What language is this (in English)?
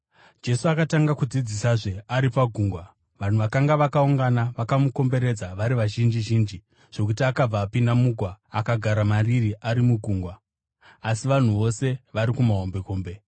Shona